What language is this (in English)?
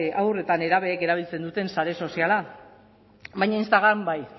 Basque